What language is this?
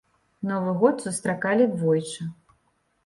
Belarusian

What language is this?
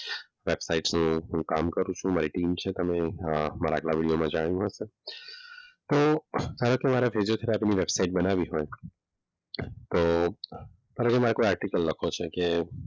Gujarati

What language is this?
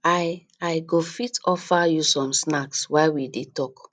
Nigerian Pidgin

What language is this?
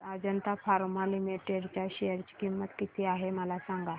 Marathi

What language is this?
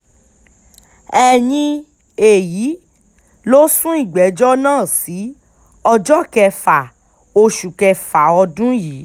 Yoruba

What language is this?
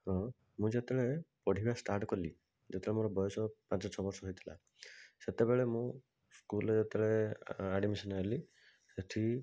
Odia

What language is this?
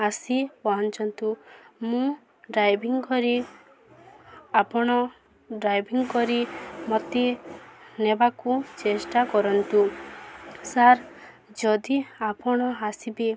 Odia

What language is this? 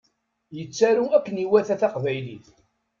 Kabyle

